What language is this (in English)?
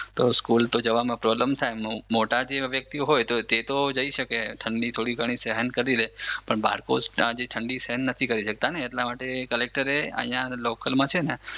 Gujarati